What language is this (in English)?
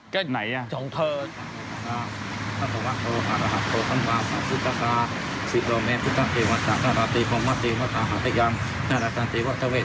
Thai